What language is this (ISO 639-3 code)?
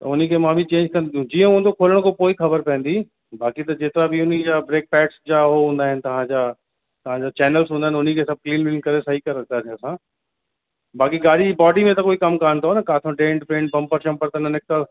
snd